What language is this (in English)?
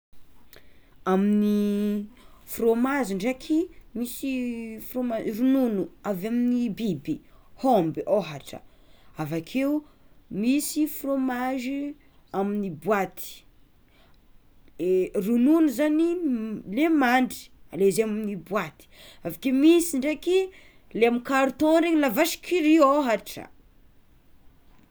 Tsimihety Malagasy